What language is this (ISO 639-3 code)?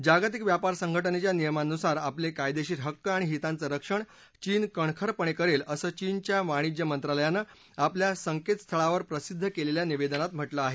mar